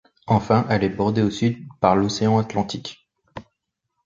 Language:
French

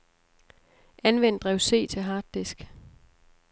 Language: Danish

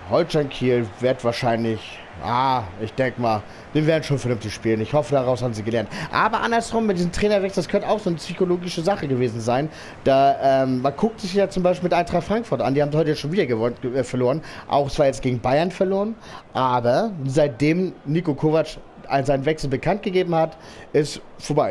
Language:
German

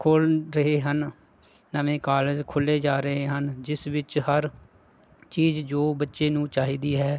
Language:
Punjabi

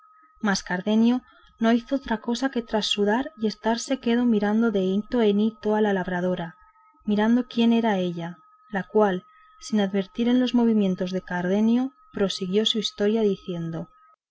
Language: Spanish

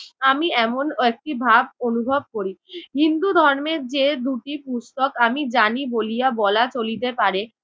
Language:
Bangla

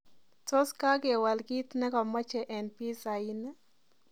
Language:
Kalenjin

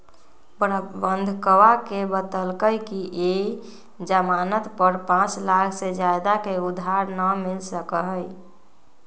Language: Magahi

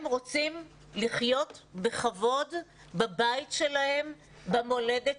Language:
Hebrew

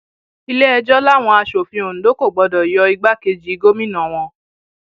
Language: Yoruba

